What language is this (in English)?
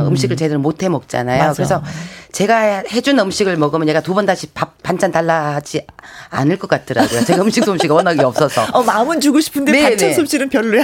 Korean